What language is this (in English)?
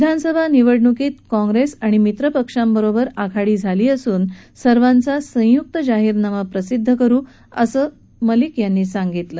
Marathi